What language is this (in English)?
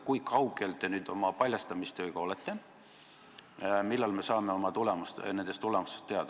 Estonian